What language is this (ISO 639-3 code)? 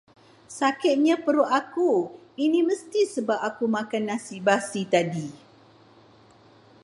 msa